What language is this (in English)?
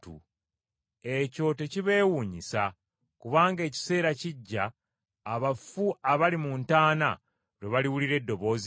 Ganda